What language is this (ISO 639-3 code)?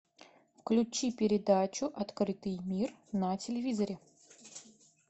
rus